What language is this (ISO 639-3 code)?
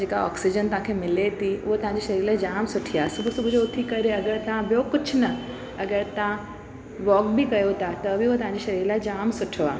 snd